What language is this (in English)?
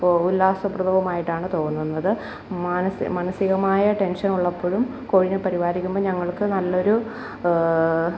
Malayalam